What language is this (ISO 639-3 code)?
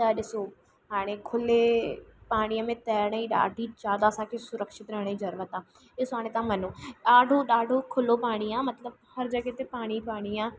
snd